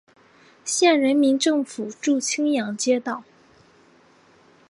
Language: Chinese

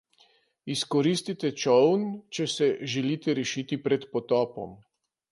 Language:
Slovenian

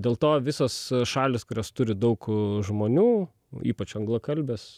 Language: Lithuanian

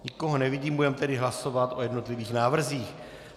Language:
Czech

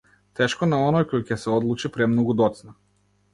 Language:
Macedonian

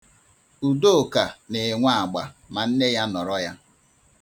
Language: Igbo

